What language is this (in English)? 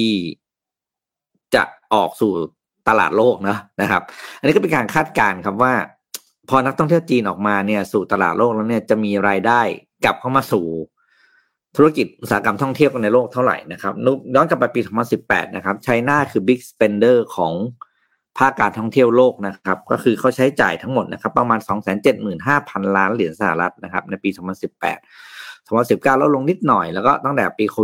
Thai